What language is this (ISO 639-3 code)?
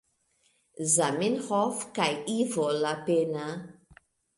epo